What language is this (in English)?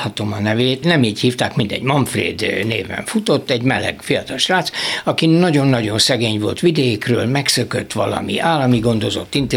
Hungarian